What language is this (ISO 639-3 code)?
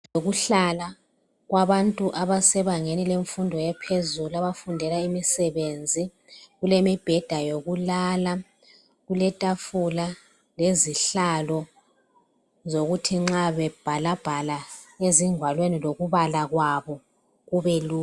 nde